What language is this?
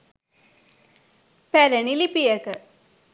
Sinhala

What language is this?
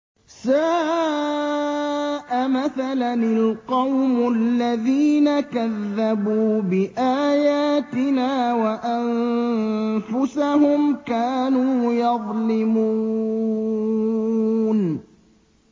Arabic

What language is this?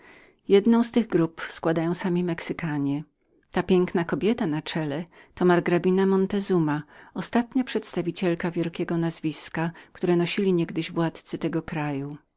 Polish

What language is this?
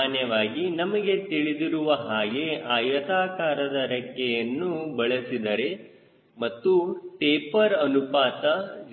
Kannada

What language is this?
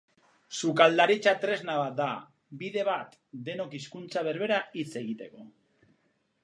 Basque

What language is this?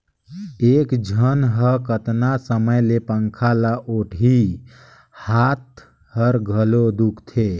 Chhattisgarhi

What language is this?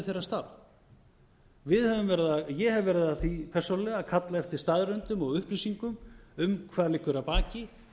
Icelandic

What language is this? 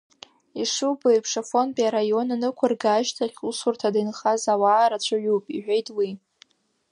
Abkhazian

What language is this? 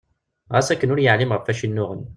Kabyle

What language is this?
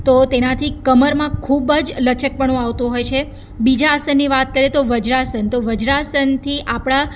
Gujarati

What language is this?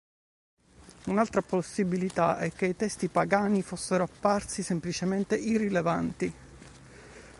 Italian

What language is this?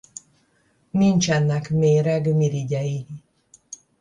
Hungarian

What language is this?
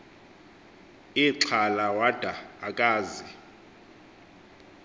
Xhosa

